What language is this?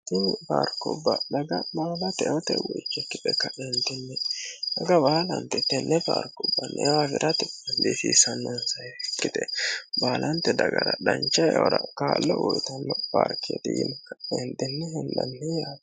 Sidamo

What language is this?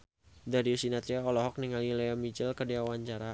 Sundanese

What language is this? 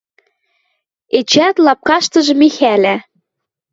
Western Mari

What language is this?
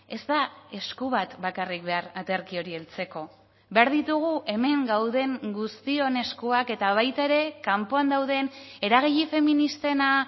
Basque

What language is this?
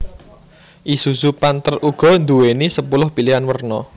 Javanese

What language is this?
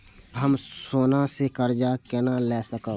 Maithili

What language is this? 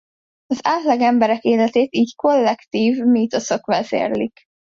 Hungarian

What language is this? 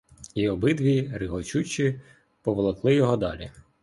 Ukrainian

